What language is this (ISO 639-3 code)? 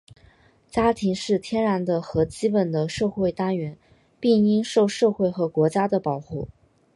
zho